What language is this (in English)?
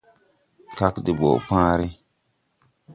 Tupuri